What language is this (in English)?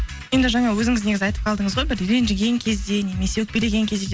Kazakh